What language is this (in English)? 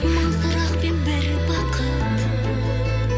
Kazakh